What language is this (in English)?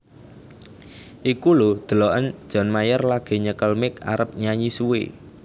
Javanese